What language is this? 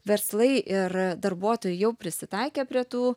Lithuanian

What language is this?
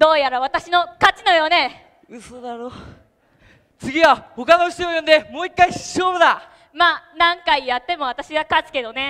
Japanese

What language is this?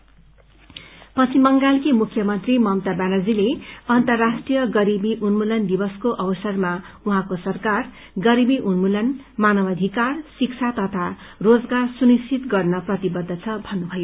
Nepali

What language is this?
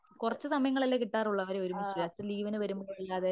Malayalam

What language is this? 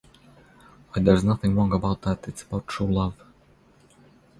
English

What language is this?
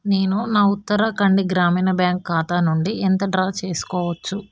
Telugu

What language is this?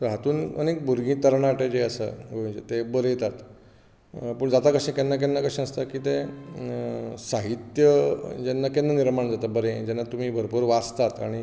Konkani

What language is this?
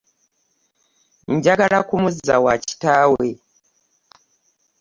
Ganda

